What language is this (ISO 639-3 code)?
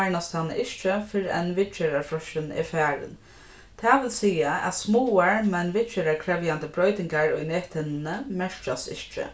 fao